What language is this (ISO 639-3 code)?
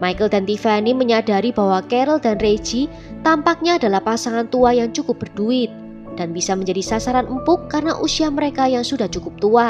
ind